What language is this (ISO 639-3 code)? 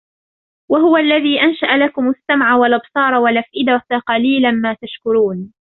ara